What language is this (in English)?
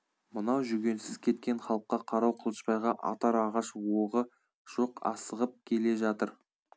Kazakh